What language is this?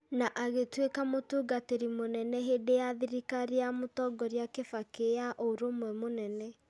Kikuyu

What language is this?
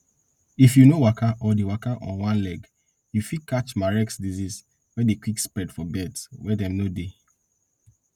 Nigerian Pidgin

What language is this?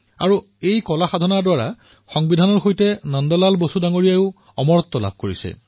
Assamese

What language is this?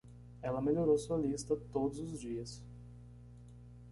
Portuguese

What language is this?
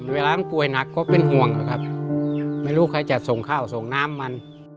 Thai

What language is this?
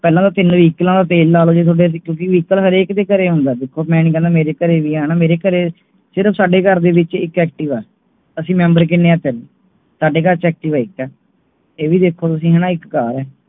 Punjabi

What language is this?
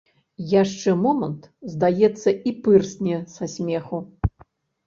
Belarusian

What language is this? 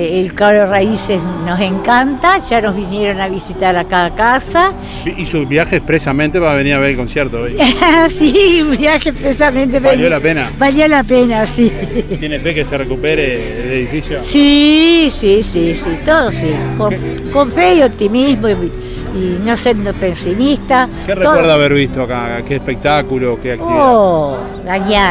Spanish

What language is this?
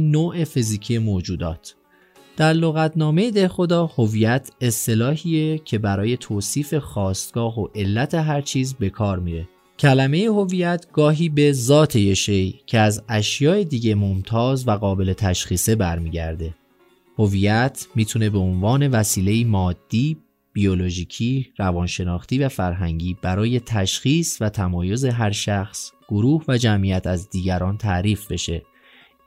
Persian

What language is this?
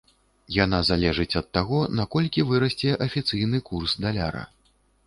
Belarusian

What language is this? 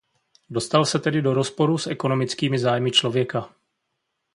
Czech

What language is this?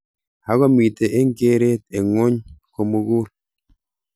Kalenjin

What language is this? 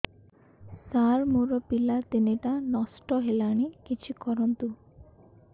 Odia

